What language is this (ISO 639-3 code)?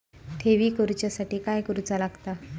mar